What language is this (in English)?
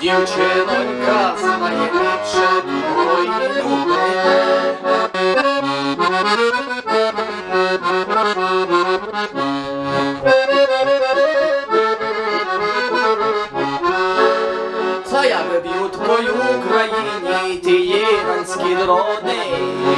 Ukrainian